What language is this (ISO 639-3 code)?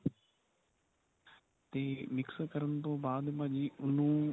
pan